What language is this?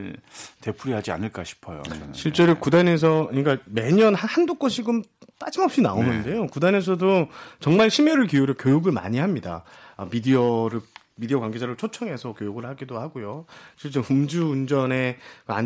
Korean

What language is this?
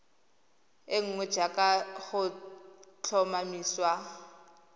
Tswana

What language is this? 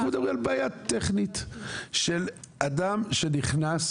Hebrew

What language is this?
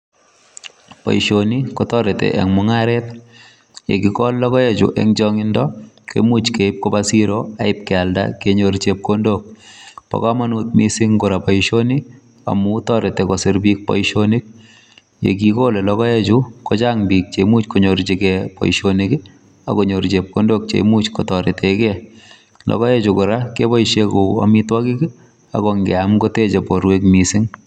Kalenjin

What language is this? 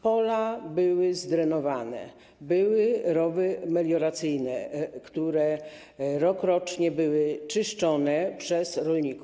Polish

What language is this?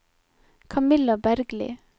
Norwegian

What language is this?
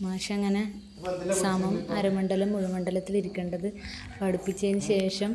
Malayalam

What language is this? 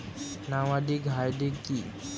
Bangla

